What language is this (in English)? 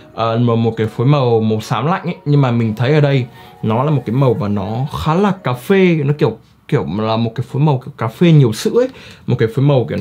Vietnamese